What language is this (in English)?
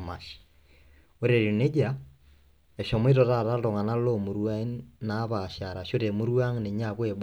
Masai